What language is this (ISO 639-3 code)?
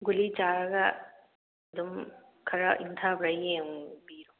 mni